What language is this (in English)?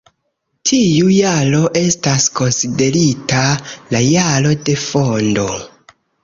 Esperanto